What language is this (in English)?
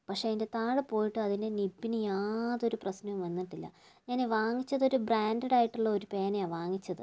Malayalam